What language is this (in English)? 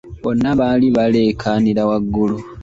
Ganda